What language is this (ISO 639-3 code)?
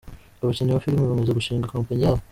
kin